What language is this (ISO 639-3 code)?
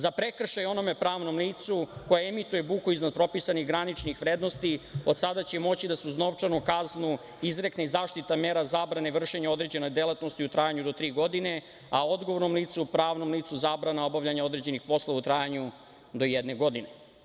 srp